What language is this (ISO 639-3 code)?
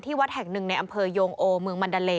tha